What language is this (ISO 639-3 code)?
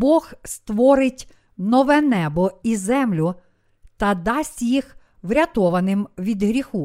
ukr